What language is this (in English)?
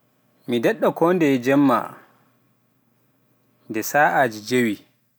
Pular